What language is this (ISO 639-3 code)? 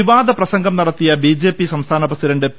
mal